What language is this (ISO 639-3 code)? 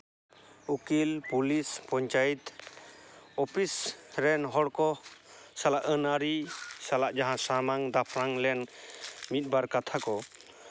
sat